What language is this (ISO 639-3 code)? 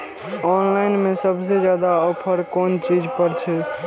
mai